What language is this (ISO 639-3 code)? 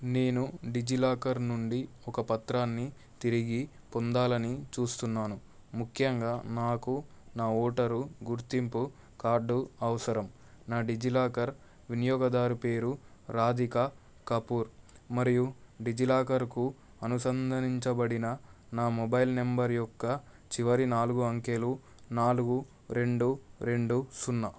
tel